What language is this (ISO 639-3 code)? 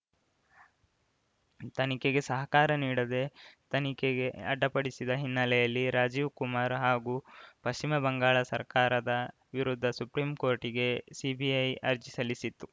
kan